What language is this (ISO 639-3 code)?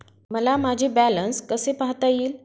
mar